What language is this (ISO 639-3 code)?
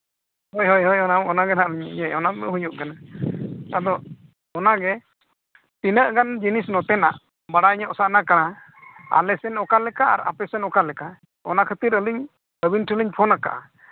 sat